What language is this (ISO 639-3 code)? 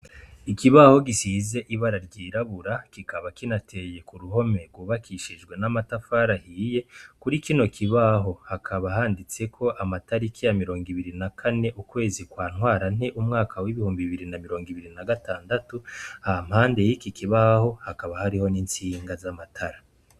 run